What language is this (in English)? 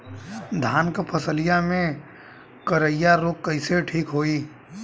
Bhojpuri